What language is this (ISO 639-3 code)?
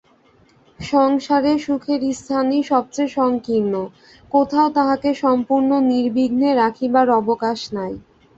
ben